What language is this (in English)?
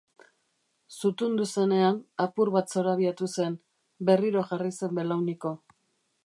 Basque